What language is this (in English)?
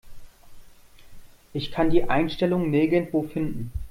German